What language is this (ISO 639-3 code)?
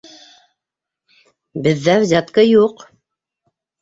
bak